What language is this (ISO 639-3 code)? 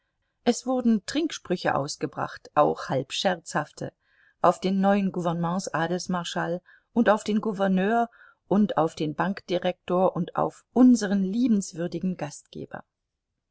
deu